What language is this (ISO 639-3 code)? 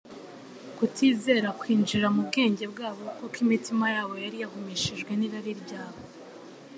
kin